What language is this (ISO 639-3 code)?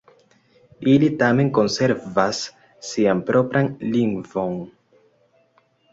epo